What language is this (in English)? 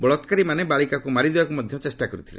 Odia